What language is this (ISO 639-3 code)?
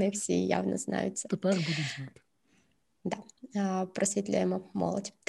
ukr